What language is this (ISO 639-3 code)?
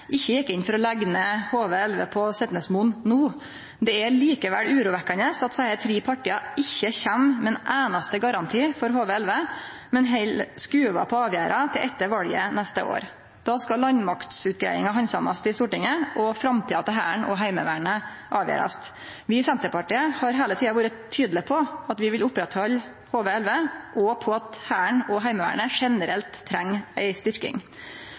nno